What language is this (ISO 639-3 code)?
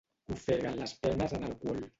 cat